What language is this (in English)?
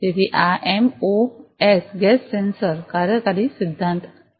Gujarati